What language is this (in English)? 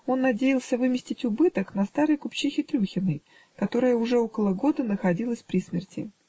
Russian